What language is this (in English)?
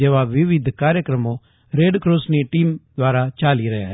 Gujarati